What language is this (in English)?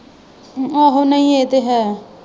Punjabi